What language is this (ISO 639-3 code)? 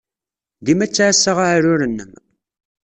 kab